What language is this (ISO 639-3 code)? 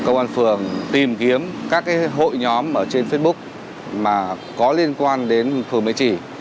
vie